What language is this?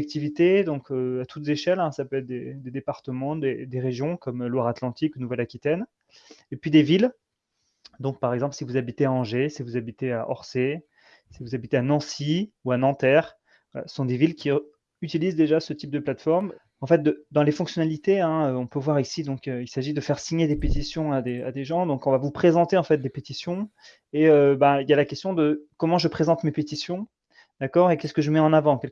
French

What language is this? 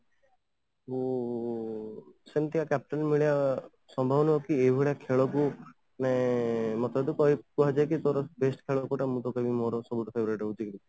Odia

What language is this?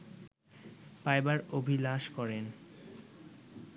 Bangla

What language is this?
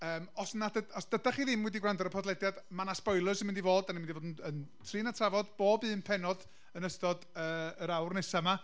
Welsh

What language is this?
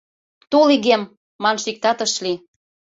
Mari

